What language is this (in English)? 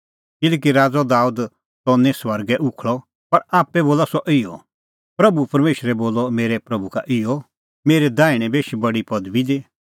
Kullu Pahari